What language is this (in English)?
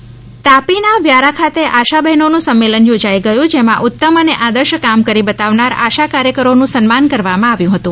Gujarati